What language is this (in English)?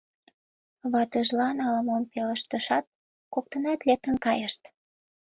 Mari